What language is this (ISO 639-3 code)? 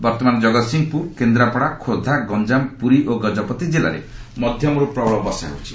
ori